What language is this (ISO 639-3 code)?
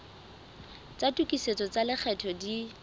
sot